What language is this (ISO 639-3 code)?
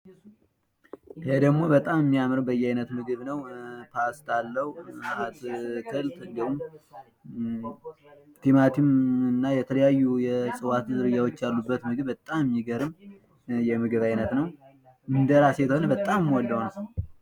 amh